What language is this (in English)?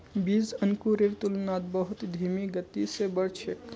Magahi